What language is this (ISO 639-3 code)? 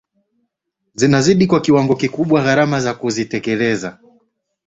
swa